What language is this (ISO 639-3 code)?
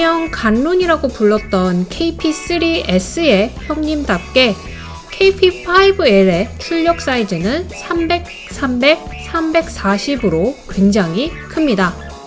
kor